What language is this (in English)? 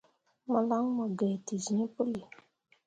Mundang